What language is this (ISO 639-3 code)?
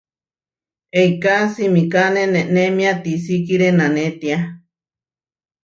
var